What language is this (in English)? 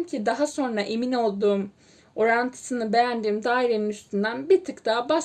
Turkish